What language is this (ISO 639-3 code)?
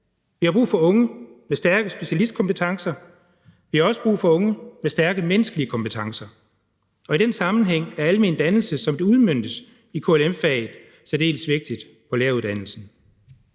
dan